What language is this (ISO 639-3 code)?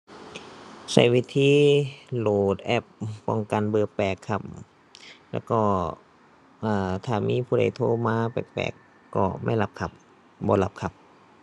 tha